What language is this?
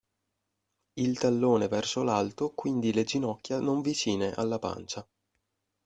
Italian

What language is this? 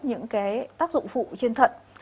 Vietnamese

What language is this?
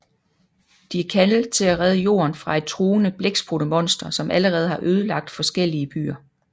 Danish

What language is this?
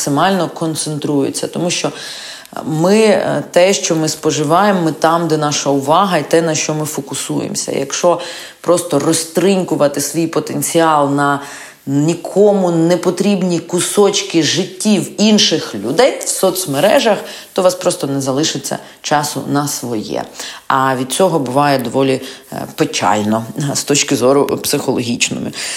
Ukrainian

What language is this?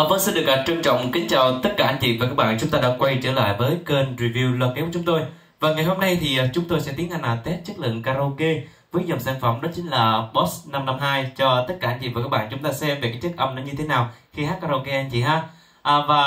Vietnamese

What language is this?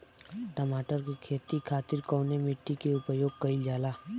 Bhojpuri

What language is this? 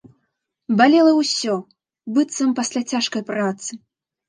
Belarusian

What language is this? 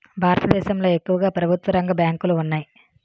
Telugu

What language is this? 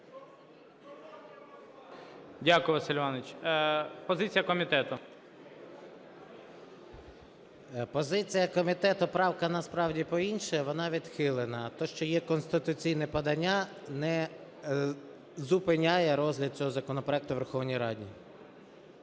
Ukrainian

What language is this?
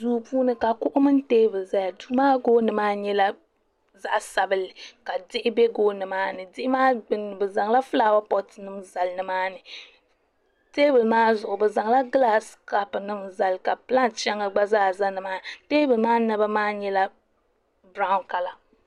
Dagbani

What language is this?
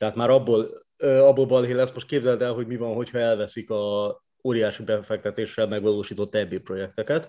Hungarian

